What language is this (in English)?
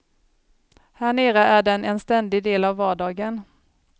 Swedish